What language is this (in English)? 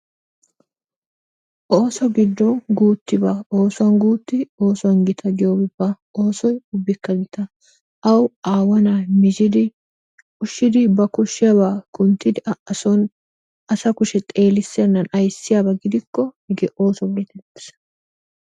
Wolaytta